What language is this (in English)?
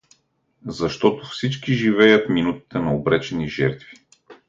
Bulgarian